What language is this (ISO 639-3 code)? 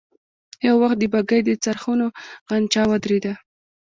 pus